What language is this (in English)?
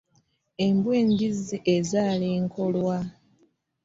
Ganda